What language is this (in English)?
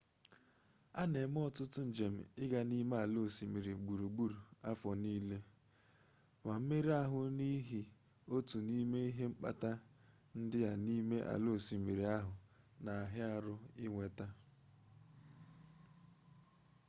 Igbo